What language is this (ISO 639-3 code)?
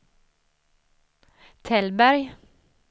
swe